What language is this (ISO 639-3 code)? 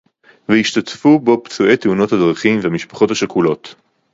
heb